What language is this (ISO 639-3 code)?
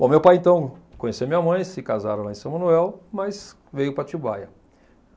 por